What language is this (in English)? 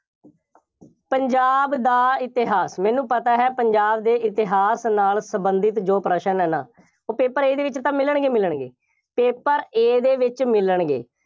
Punjabi